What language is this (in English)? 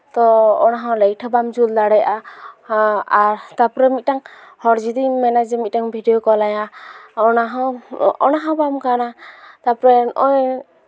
Santali